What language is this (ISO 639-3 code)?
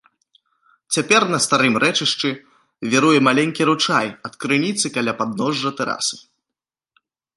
bel